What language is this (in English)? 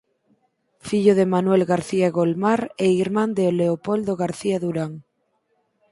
Galician